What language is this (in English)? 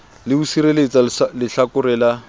Southern Sotho